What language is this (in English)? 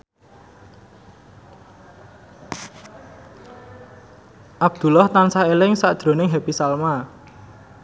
Javanese